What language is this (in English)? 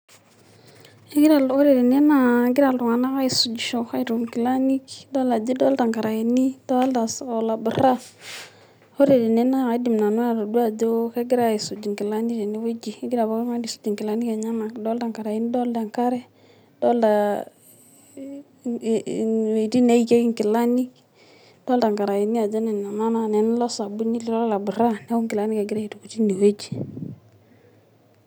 Masai